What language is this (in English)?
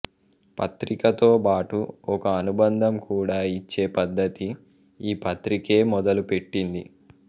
Telugu